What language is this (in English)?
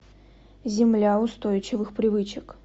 Russian